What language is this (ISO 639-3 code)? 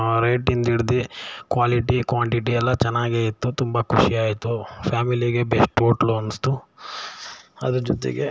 kan